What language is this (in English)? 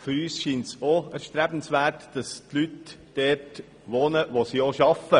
Swiss German